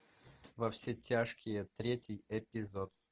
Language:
Russian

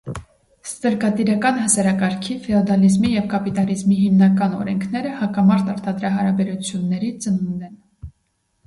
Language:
Armenian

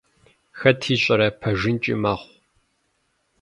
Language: Kabardian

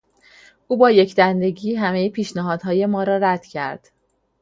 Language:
Persian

